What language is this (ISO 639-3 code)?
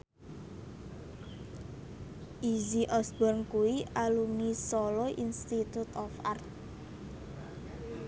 jav